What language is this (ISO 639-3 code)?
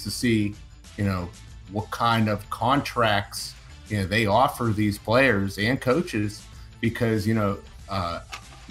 eng